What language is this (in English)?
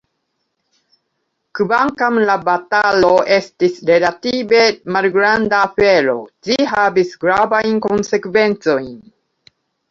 Esperanto